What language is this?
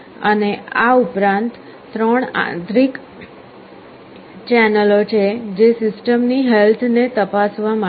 Gujarati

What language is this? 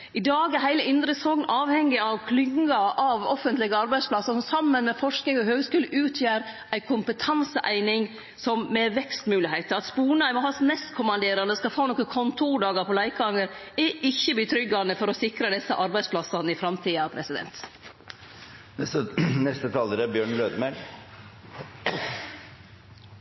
Norwegian Nynorsk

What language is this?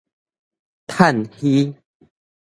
Min Nan Chinese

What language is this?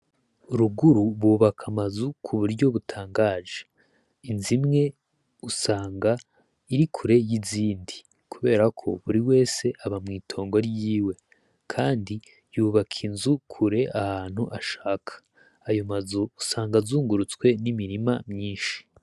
Rundi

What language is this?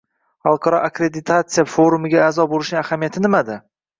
Uzbek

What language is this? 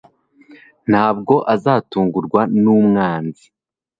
Kinyarwanda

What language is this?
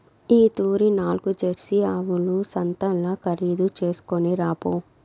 Telugu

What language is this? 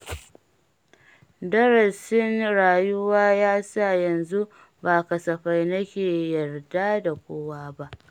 Hausa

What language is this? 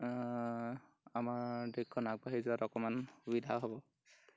Assamese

